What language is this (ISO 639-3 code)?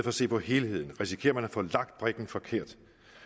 dan